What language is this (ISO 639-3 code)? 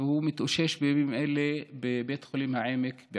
heb